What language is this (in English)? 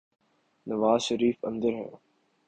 Urdu